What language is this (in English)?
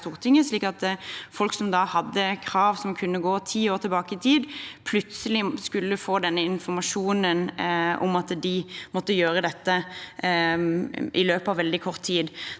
Norwegian